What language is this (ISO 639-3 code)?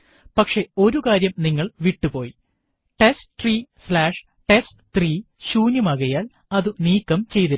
mal